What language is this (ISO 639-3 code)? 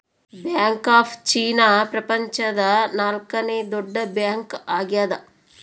kan